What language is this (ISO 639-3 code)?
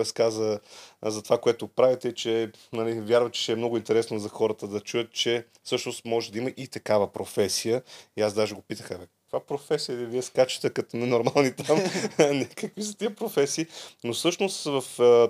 bul